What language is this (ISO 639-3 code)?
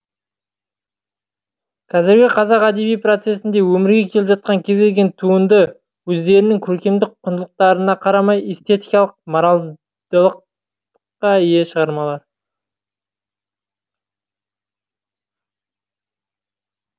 kaz